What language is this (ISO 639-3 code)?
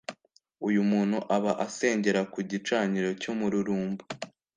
kin